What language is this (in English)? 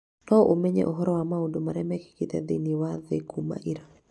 Kikuyu